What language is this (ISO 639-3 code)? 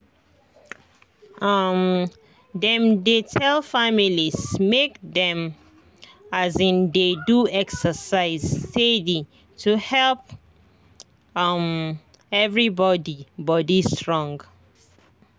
pcm